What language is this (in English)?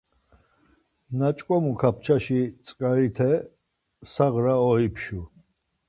Laz